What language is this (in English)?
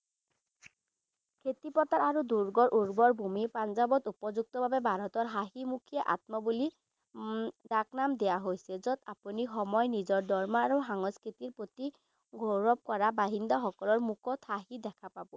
Assamese